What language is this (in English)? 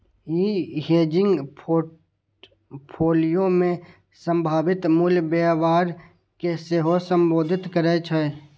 Maithili